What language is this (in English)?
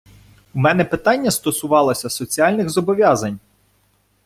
Ukrainian